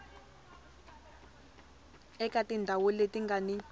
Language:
Tsonga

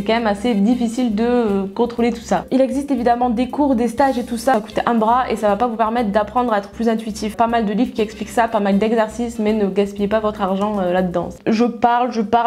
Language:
French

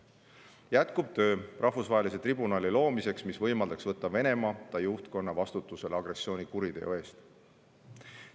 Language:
Estonian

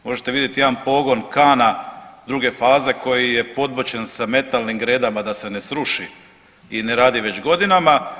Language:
Croatian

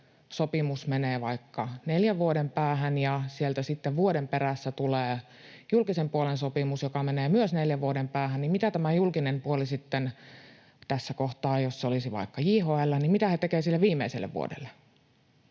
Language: Finnish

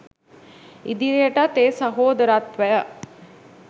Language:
Sinhala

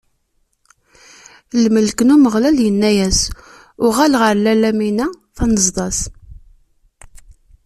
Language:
Kabyle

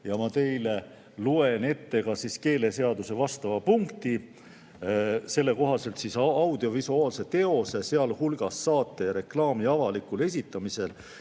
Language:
Estonian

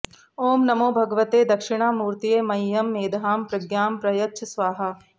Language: Sanskrit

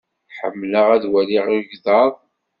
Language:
Kabyle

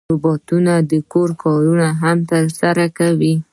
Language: Pashto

